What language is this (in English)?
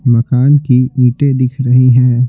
Hindi